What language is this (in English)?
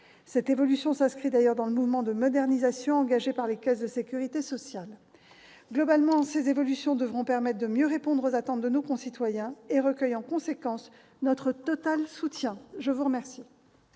French